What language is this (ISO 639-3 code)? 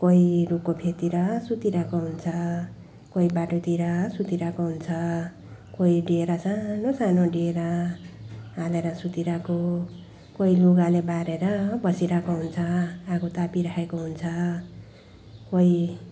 nep